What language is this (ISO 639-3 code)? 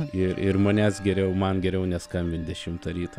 lit